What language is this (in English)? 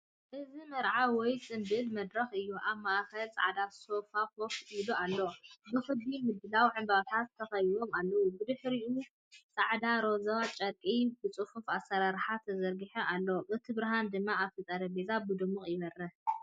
Tigrinya